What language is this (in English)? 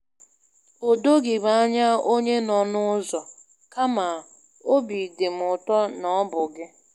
Igbo